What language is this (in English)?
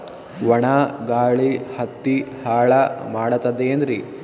Kannada